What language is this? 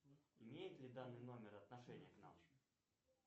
Russian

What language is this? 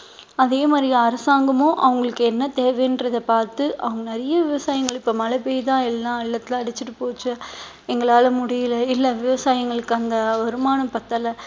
Tamil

